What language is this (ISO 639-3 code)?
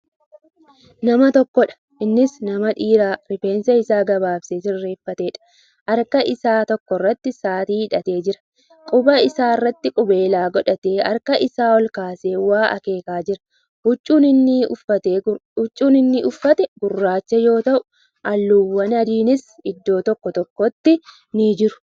orm